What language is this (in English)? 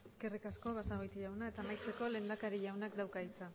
Basque